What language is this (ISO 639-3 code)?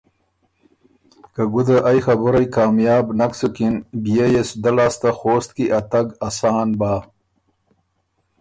oru